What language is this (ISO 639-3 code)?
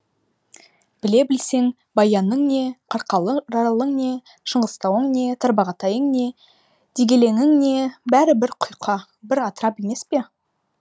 kaz